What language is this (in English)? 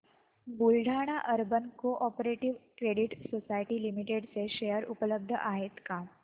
Marathi